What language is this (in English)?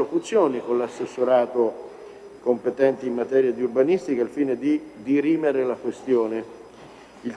Italian